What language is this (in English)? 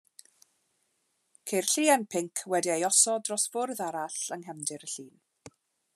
Welsh